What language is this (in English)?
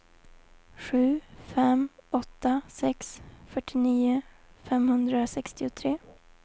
Swedish